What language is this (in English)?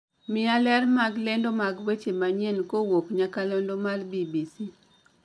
Luo (Kenya and Tanzania)